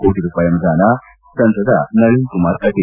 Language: Kannada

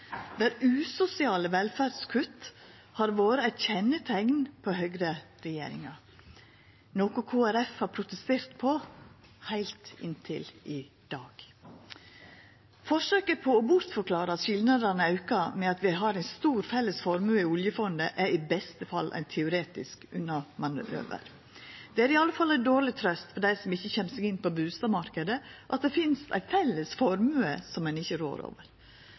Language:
Norwegian Nynorsk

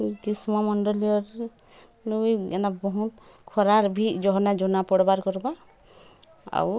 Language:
Odia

